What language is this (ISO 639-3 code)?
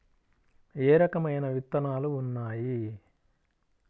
tel